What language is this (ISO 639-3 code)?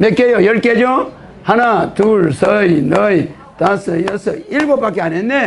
kor